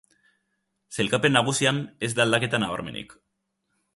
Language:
Basque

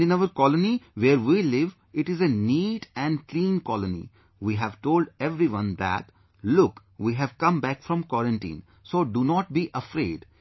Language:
English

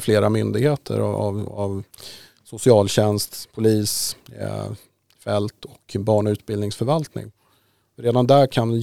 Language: Swedish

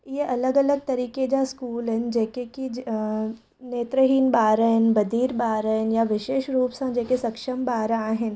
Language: Sindhi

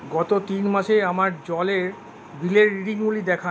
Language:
Bangla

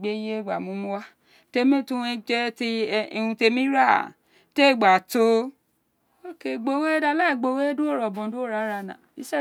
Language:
Isekiri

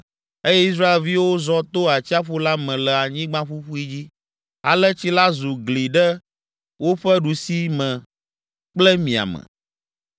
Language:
Ewe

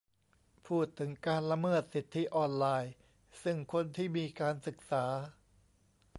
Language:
Thai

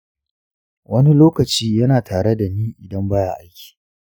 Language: Hausa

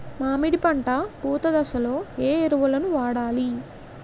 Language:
Telugu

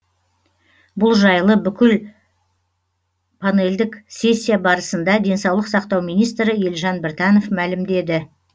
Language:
Kazakh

